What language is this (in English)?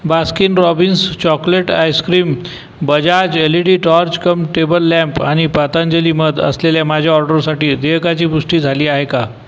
Marathi